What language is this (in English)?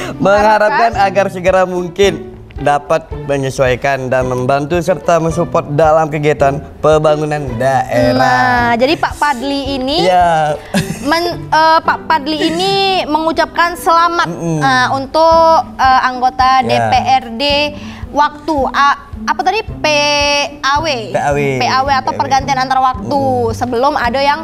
Indonesian